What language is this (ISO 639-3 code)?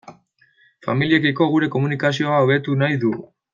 eus